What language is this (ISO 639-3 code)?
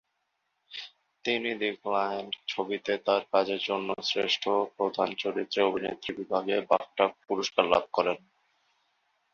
ben